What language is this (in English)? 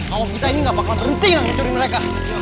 Indonesian